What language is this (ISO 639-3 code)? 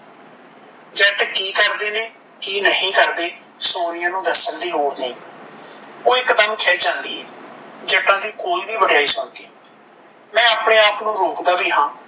pan